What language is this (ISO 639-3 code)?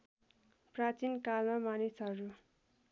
nep